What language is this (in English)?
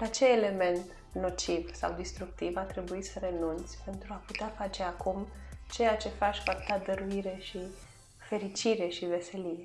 Romanian